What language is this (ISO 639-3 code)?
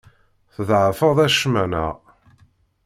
kab